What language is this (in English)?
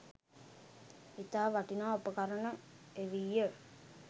Sinhala